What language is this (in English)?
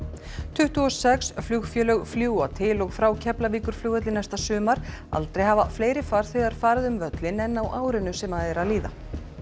Icelandic